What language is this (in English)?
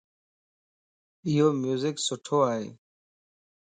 Lasi